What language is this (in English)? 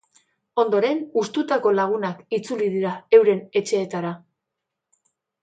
Basque